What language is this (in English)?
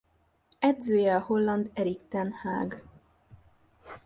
Hungarian